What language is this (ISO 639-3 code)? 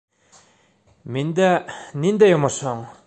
bak